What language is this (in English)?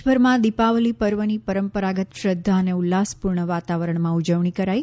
Gujarati